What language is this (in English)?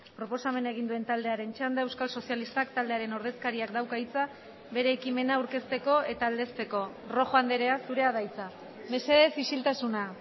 Basque